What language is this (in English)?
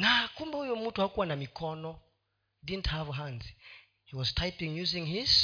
Swahili